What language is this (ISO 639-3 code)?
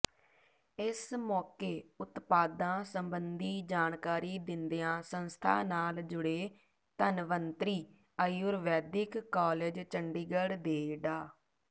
pan